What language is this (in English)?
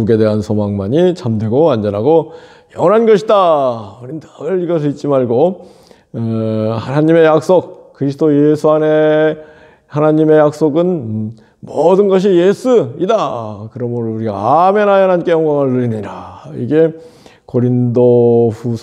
Korean